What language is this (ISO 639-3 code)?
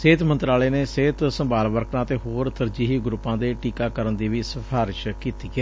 pan